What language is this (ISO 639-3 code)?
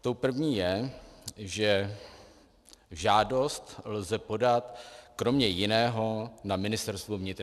ces